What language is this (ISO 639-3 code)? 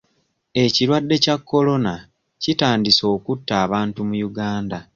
lug